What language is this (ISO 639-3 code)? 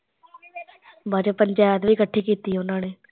pan